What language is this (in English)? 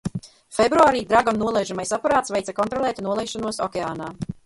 Latvian